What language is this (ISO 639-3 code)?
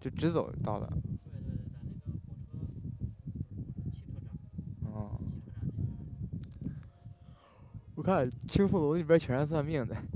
zho